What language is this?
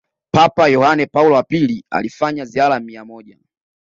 Swahili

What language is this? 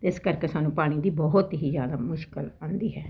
Punjabi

